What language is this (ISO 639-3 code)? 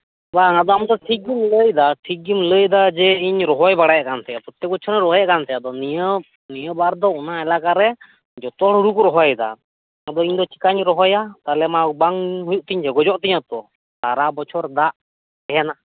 sat